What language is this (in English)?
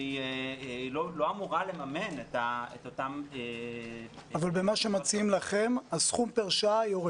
Hebrew